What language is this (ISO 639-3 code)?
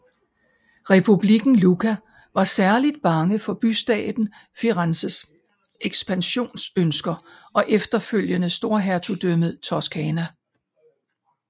dan